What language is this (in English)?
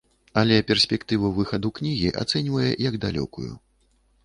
Belarusian